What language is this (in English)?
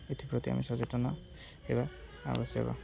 Odia